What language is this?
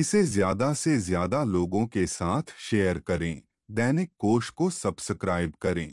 Hindi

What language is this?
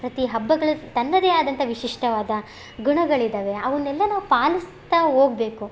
Kannada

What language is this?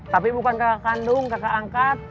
Indonesian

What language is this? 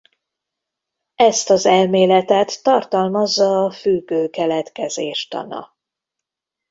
Hungarian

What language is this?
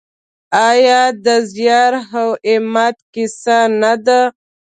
Pashto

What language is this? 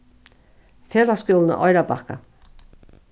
Faroese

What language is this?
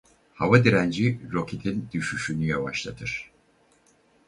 Turkish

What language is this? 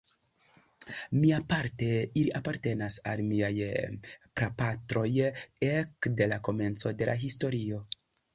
Esperanto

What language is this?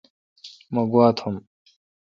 Kalkoti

